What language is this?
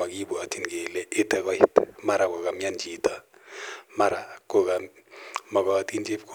Kalenjin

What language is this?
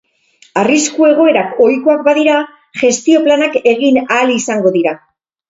Basque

